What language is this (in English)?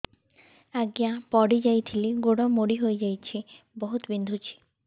Odia